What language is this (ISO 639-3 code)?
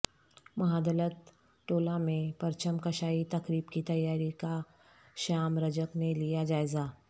urd